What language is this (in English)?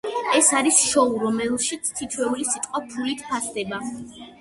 Georgian